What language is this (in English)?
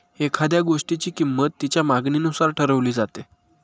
Marathi